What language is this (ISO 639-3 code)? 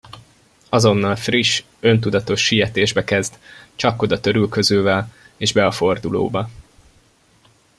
hun